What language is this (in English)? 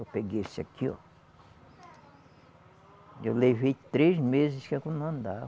Portuguese